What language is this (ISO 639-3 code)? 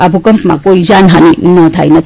guj